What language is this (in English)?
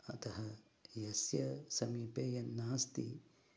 Sanskrit